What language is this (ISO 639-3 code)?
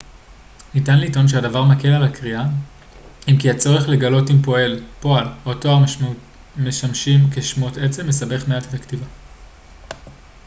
heb